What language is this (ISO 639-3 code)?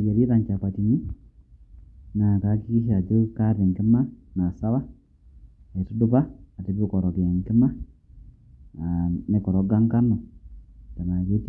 mas